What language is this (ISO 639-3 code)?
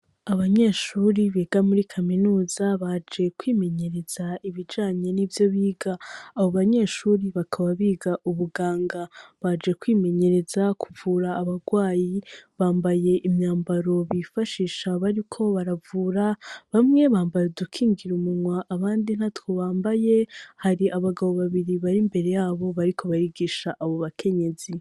run